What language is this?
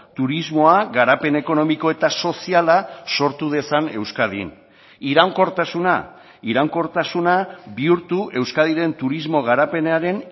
Basque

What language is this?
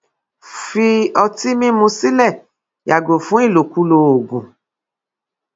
Yoruba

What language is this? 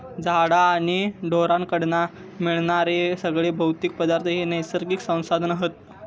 Marathi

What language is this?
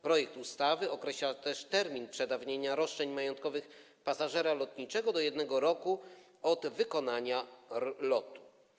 Polish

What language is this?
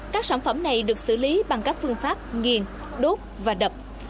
Vietnamese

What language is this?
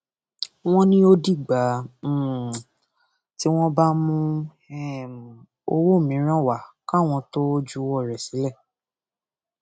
Yoruba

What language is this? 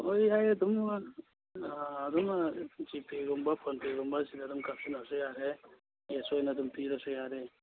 Manipuri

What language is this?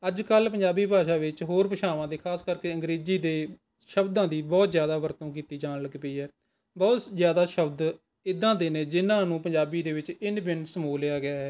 Punjabi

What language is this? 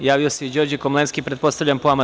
Serbian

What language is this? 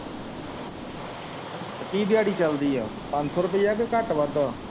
Punjabi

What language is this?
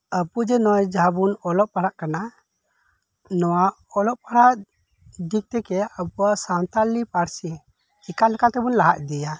Santali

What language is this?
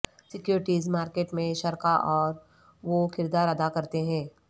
Urdu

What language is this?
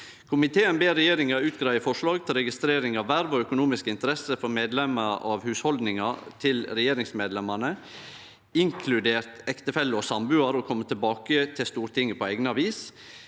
Norwegian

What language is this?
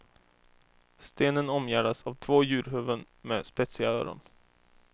Swedish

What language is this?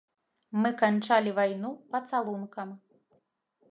Belarusian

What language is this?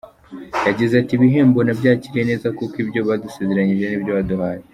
Kinyarwanda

